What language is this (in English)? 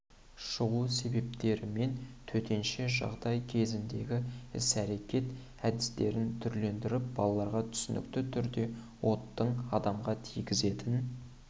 Kazakh